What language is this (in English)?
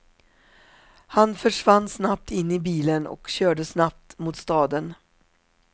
Swedish